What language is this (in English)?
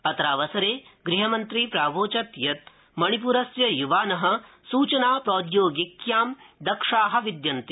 Sanskrit